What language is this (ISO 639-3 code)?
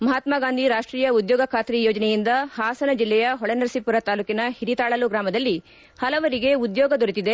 kan